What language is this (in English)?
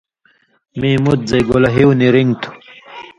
Indus Kohistani